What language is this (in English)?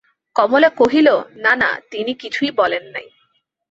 Bangla